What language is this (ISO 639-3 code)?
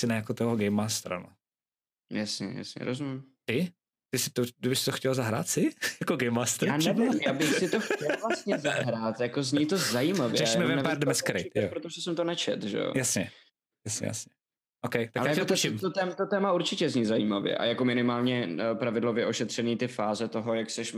ces